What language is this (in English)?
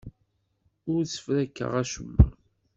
Kabyle